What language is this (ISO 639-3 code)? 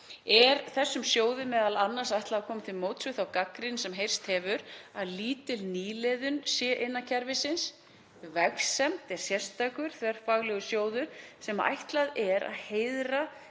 isl